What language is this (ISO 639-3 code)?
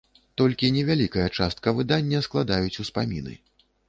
bel